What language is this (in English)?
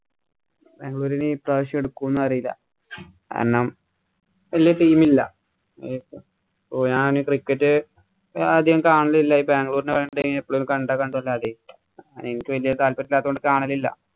Malayalam